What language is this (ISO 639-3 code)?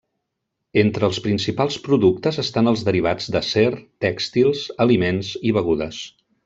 cat